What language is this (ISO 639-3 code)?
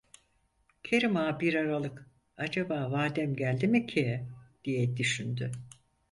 tur